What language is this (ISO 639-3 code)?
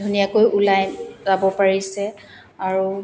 asm